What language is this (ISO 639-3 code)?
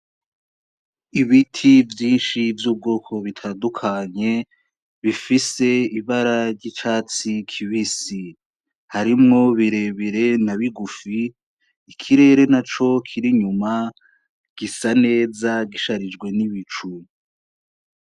run